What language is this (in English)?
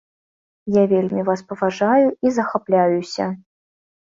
Belarusian